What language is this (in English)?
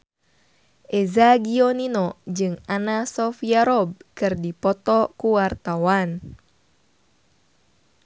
Sundanese